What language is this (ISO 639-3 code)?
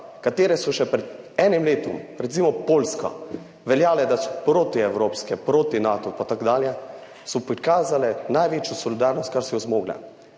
slv